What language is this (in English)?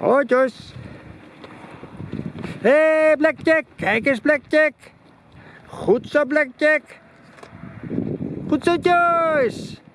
Dutch